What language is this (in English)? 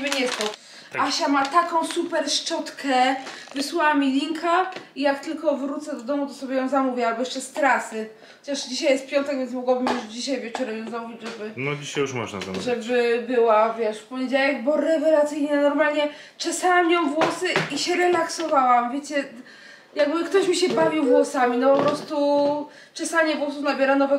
Polish